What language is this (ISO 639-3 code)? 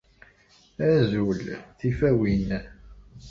kab